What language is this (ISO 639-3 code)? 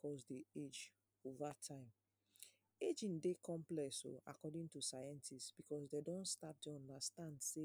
pcm